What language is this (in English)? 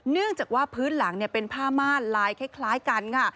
Thai